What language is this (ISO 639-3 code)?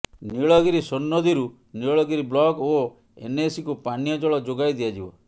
ori